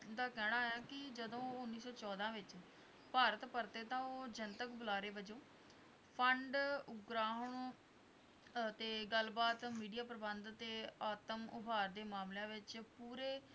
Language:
Punjabi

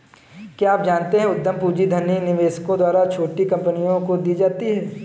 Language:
Hindi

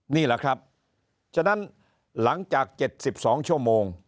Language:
Thai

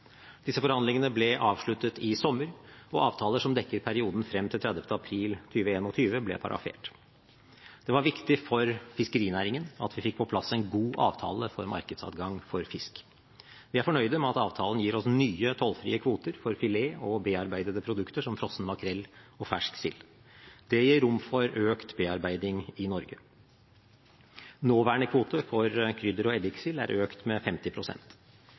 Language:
Norwegian Bokmål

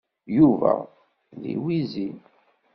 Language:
Kabyle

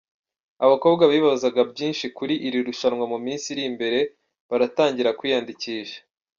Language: Kinyarwanda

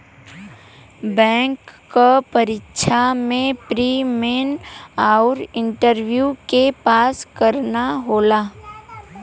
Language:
Bhojpuri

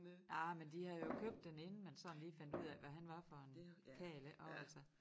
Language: Danish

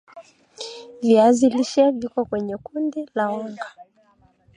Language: Swahili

